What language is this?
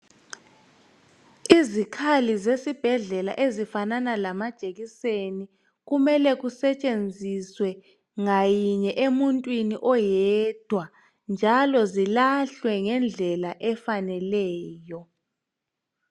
North Ndebele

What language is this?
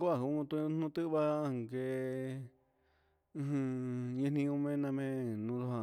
Huitepec Mixtec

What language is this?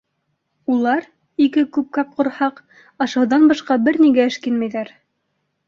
Bashkir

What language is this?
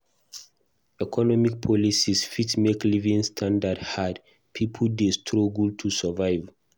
Nigerian Pidgin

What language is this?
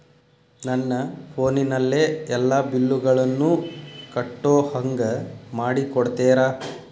Kannada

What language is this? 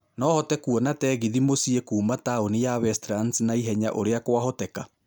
Kikuyu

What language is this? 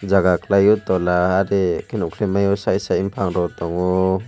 Kok Borok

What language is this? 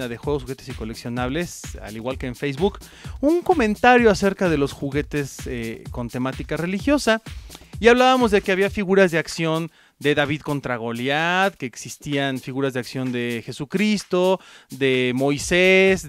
Spanish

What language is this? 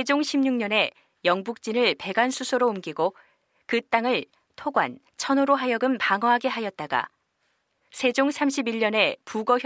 Korean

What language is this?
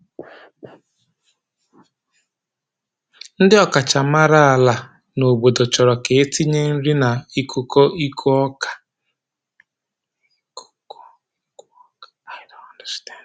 Igbo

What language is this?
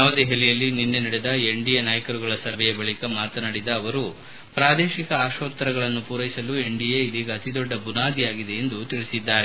Kannada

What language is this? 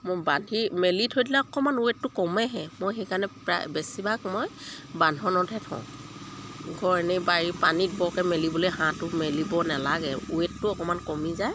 Assamese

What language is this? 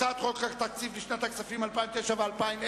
Hebrew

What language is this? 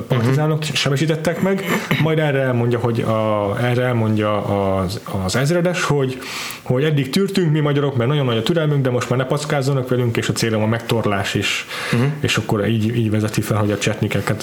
Hungarian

